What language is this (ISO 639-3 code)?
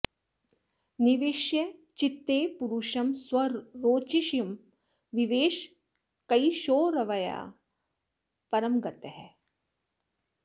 san